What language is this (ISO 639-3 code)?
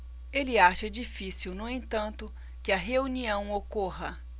por